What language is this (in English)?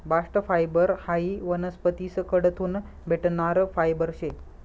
Marathi